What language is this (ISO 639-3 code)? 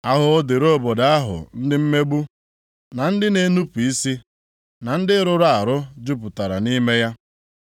ibo